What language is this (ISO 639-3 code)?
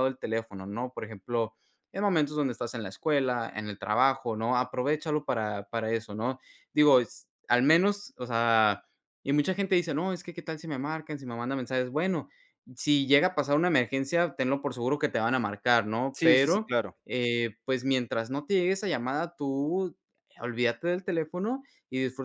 spa